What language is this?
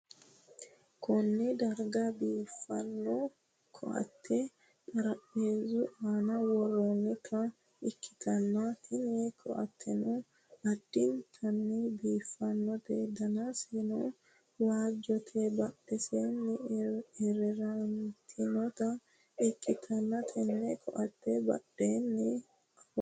Sidamo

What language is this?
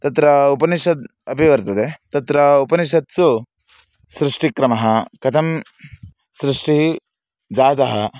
Sanskrit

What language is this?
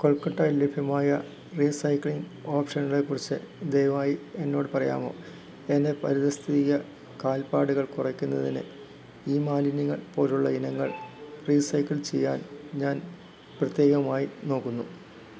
Malayalam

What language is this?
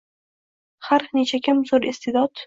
Uzbek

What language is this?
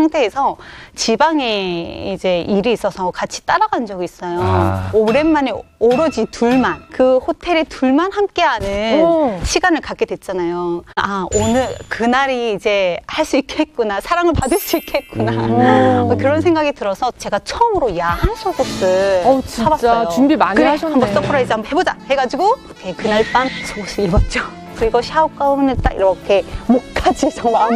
Korean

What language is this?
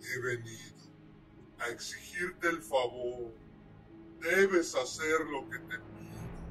Spanish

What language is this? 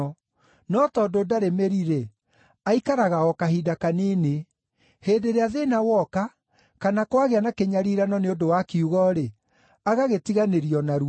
Kikuyu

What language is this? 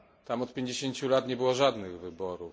Polish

